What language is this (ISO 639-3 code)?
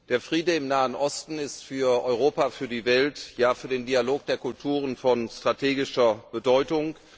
deu